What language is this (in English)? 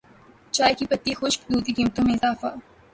Urdu